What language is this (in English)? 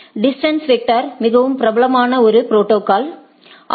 Tamil